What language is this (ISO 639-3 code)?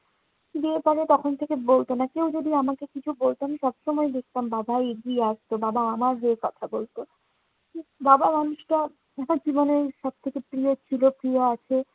ben